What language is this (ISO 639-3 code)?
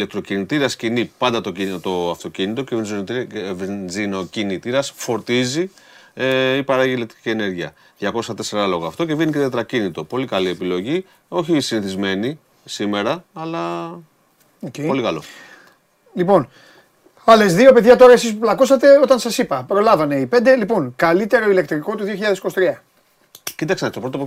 ell